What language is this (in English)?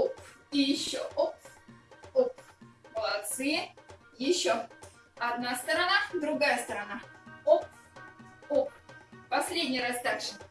Russian